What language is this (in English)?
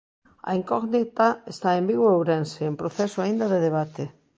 Galician